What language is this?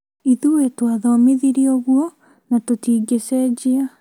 Kikuyu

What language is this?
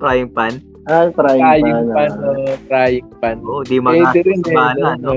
Filipino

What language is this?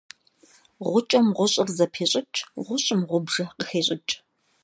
Kabardian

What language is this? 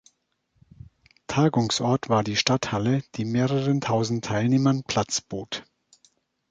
German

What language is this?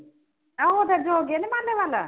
Punjabi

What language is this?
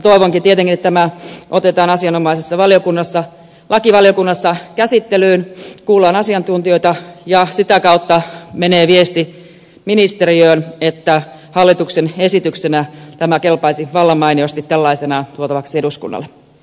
Finnish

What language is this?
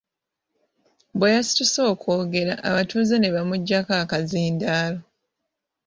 Ganda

